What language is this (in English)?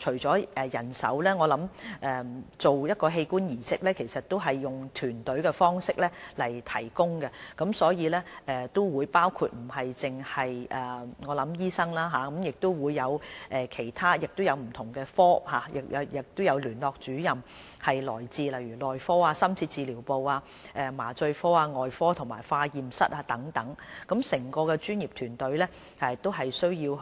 Cantonese